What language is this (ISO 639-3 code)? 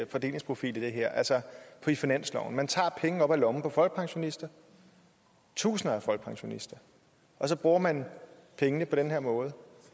dan